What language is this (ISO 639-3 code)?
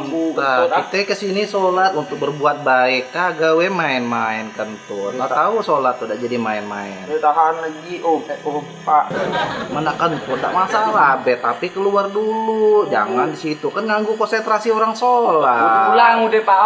ind